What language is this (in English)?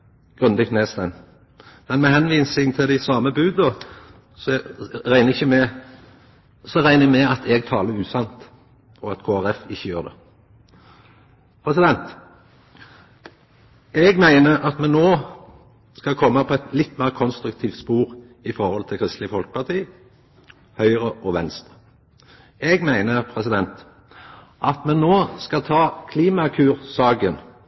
Norwegian Nynorsk